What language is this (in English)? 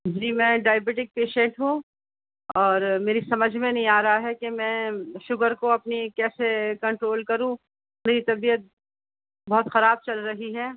Urdu